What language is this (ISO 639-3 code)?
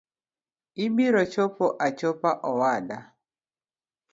luo